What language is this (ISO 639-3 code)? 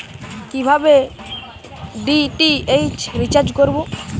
ben